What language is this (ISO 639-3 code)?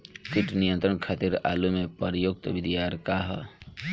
bho